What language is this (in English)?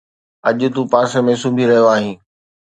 Sindhi